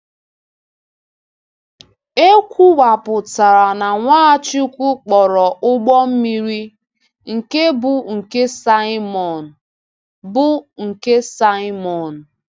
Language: Igbo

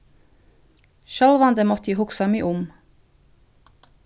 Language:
Faroese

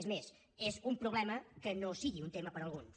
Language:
Catalan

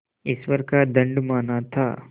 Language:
Hindi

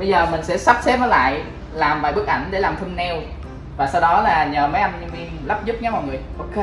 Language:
Vietnamese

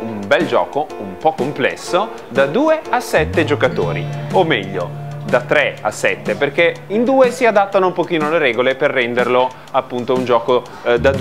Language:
Italian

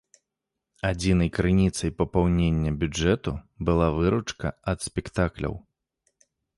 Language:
Belarusian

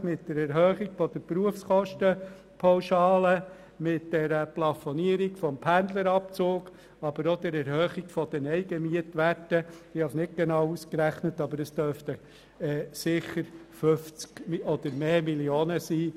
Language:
Swiss German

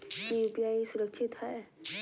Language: Magahi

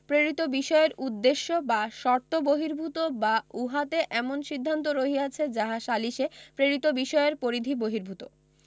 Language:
Bangla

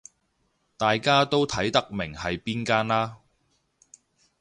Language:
Cantonese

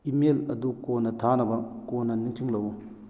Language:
Manipuri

